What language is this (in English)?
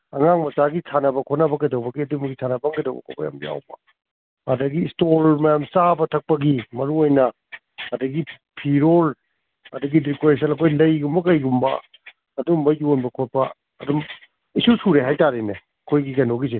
Manipuri